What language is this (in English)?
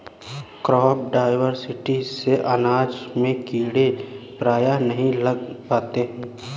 Hindi